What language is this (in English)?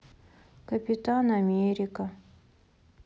Russian